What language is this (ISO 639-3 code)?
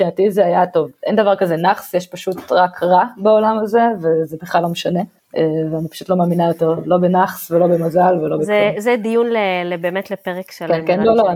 heb